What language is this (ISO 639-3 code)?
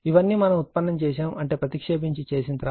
tel